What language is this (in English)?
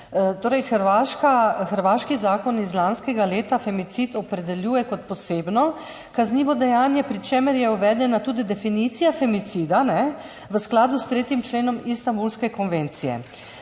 Slovenian